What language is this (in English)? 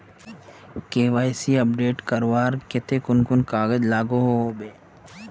Magahi